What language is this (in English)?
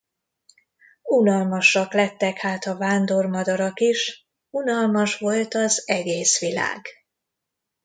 Hungarian